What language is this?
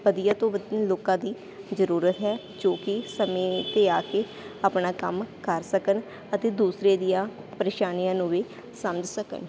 Punjabi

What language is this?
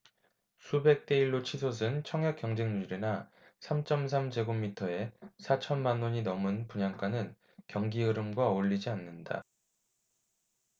Korean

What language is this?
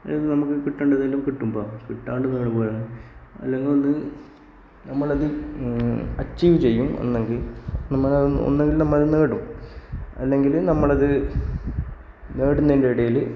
Malayalam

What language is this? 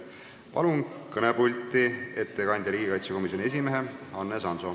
Estonian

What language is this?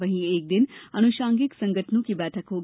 Hindi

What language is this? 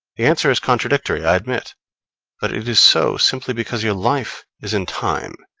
English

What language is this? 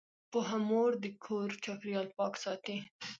Pashto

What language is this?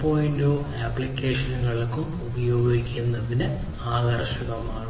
Malayalam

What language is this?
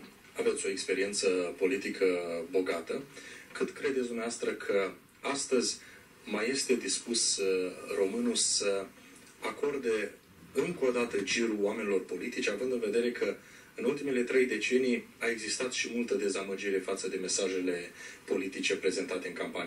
Romanian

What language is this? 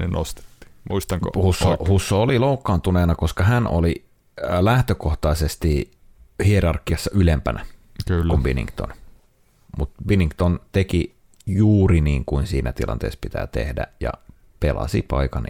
Finnish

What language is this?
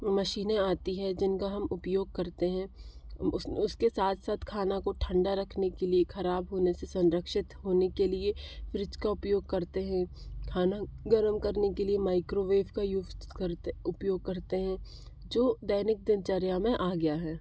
Hindi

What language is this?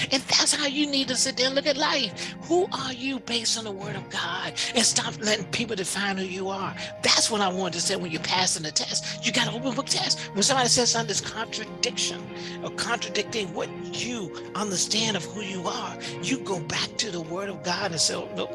English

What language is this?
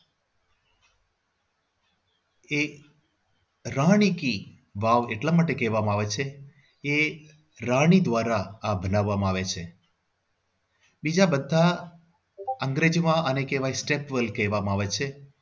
Gujarati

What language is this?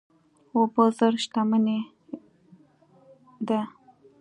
Pashto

